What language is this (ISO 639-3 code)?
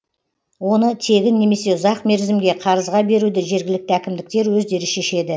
kaz